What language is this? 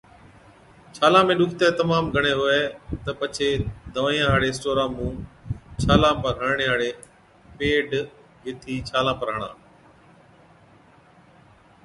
Od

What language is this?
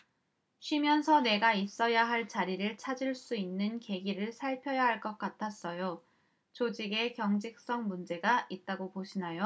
Korean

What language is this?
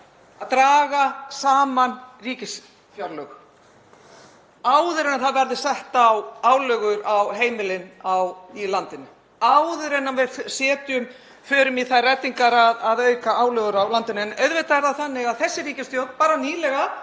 Icelandic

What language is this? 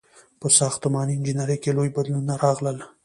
Pashto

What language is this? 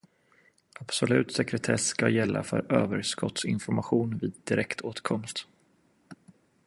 Swedish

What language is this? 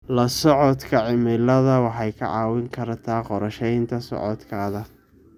Somali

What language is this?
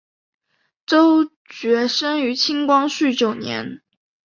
Chinese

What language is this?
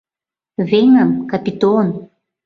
Mari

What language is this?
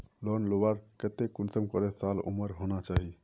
Magahi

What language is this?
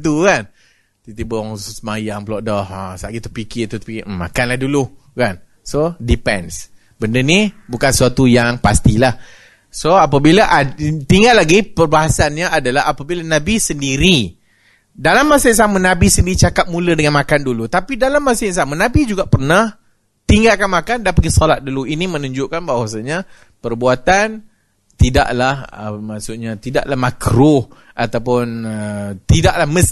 Malay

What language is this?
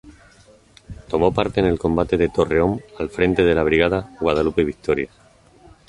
Spanish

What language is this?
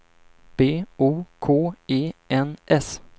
Swedish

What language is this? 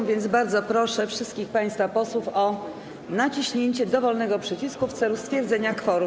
Polish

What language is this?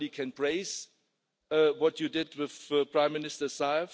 English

